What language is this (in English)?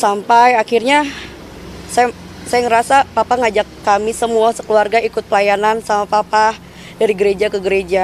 Indonesian